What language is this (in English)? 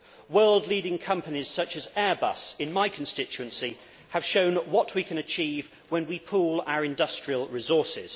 English